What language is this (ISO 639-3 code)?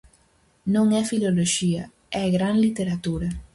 glg